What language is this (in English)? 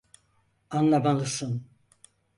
Turkish